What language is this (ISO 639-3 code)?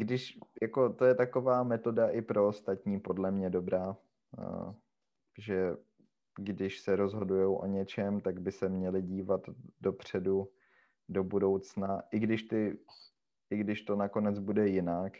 ces